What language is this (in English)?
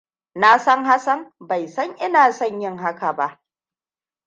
Hausa